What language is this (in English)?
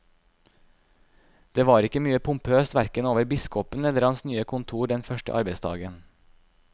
Norwegian